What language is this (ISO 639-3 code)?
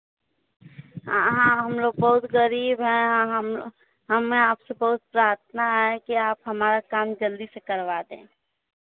hin